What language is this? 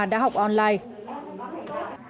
Vietnamese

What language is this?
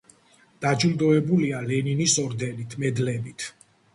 Georgian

